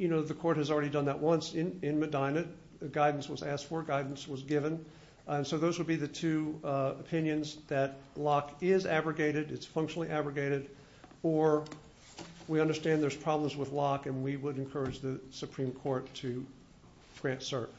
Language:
English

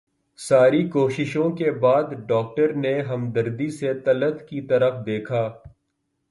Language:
Urdu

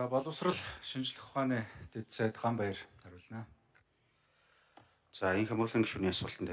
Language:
French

